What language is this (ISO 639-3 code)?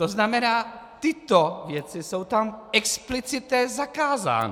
ces